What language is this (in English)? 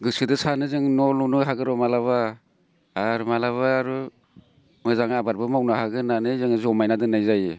Bodo